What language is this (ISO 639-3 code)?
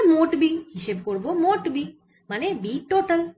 ben